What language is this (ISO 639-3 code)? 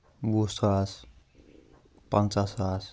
kas